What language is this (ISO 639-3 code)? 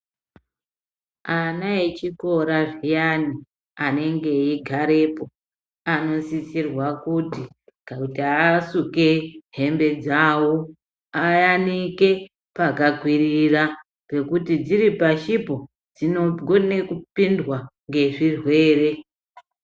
ndc